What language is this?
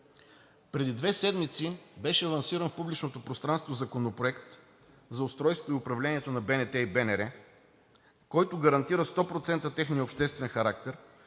Bulgarian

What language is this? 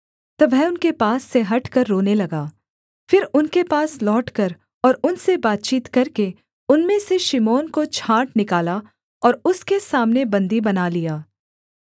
Hindi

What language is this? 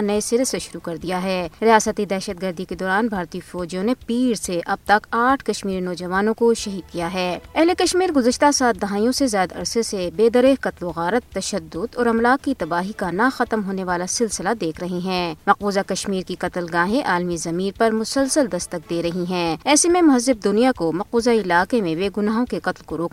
Urdu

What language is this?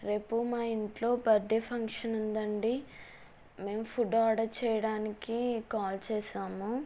Telugu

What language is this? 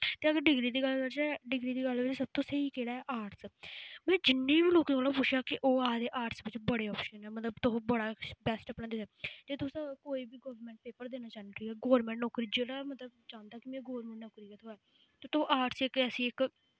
Dogri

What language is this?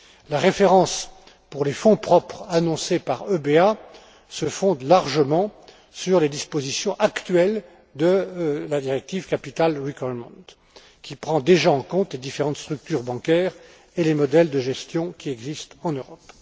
French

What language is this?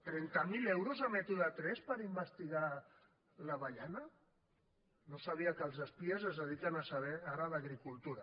Catalan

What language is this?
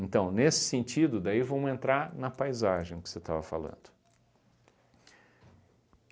Portuguese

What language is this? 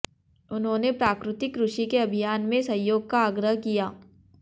Hindi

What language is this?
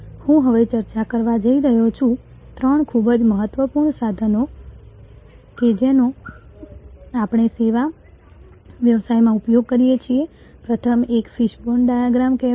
Gujarati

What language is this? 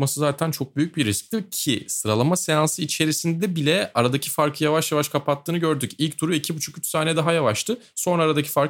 Turkish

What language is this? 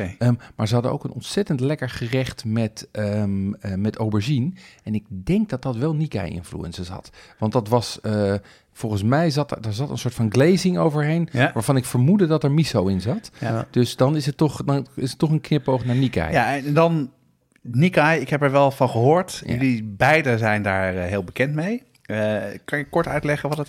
Dutch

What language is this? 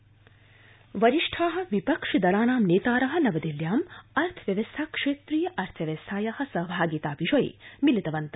Sanskrit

